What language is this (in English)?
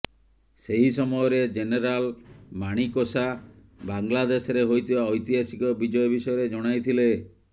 Odia